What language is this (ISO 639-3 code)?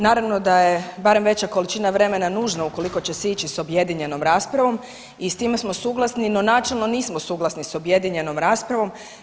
hrv